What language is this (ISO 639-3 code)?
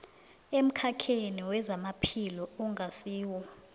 nbl